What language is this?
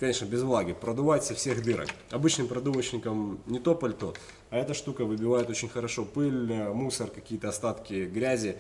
Russian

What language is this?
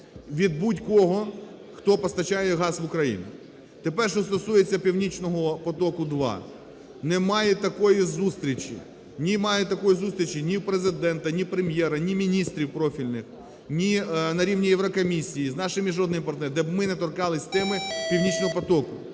Ukrainian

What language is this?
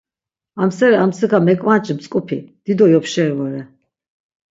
Laz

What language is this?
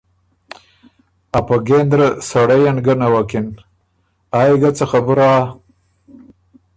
Ormuri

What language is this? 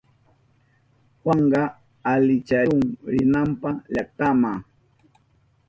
Southern Pastaza Quechua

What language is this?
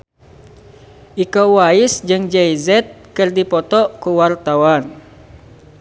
Sundanese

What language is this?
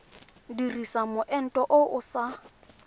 Tswana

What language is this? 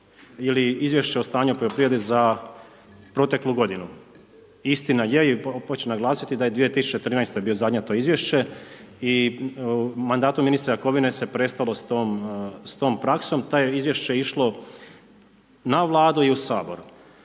Croatian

